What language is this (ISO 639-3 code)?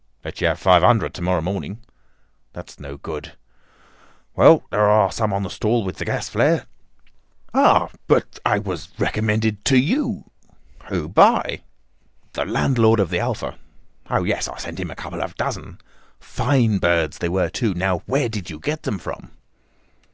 eng